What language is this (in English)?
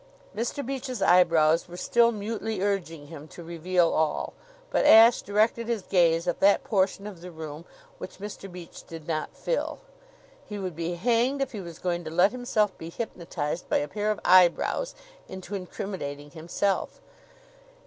English